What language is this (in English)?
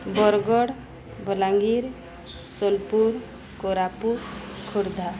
Odia